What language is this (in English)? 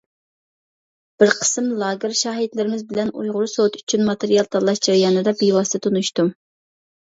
Uyghur